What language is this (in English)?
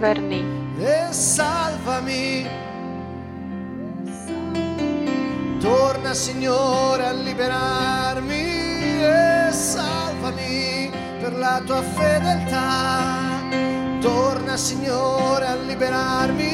Slovak